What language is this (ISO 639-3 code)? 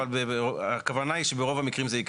heb